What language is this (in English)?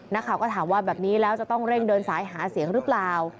Thai